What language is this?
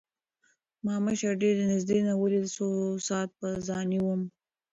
Pashto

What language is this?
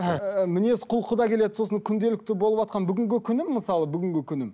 Kazakh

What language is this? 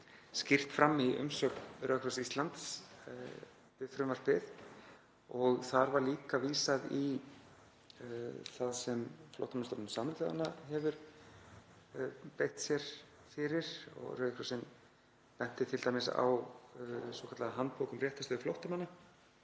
Icelandic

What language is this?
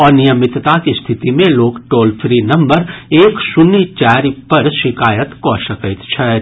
Maithili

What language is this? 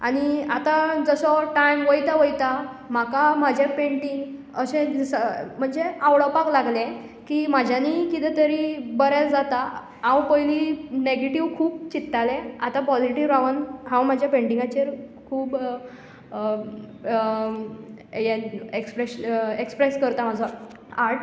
Konkani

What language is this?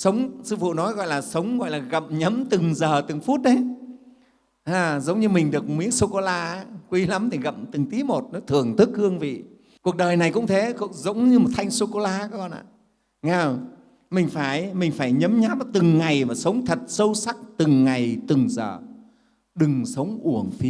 Vietnamese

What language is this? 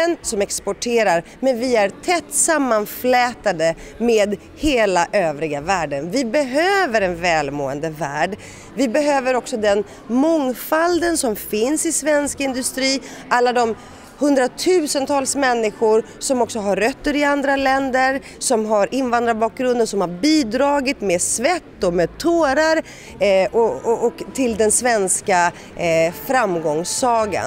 Swedish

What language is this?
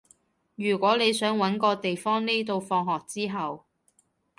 Cantonese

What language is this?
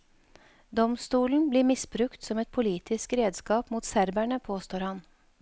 Norwegian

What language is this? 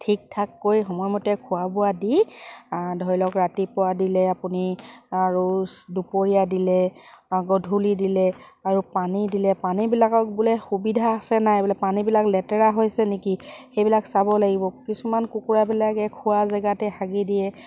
Assamese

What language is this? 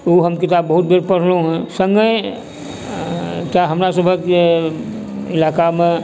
Maithili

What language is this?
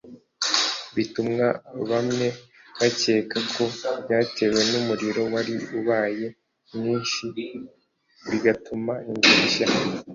Kinyarwanda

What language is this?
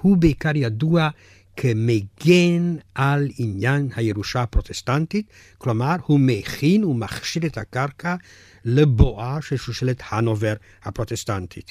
Hebrew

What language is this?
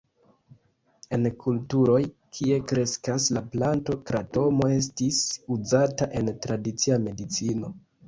Esperanto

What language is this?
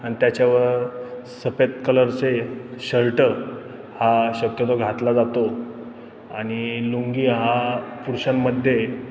Marathi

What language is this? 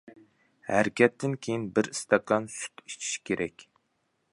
Uyghur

